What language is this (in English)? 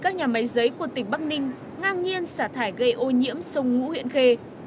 Vietnamese